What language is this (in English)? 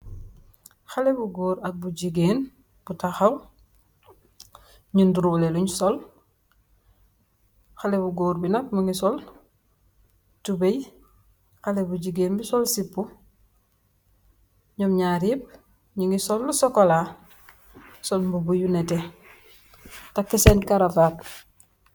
Wolof